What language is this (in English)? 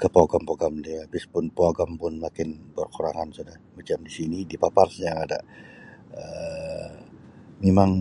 Sabah Malay